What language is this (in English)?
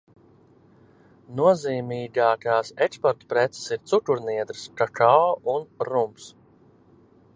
Latvian